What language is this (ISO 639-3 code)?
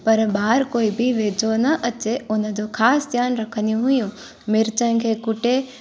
snd